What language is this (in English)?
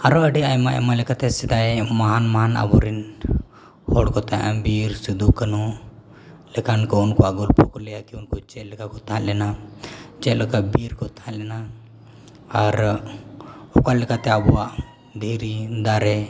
Santali